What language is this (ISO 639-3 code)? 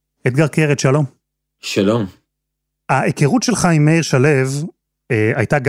heb